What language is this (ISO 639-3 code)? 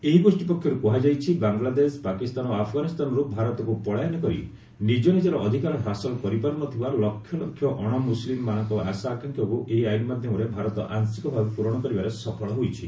ori